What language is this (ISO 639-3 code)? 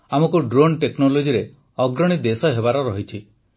ori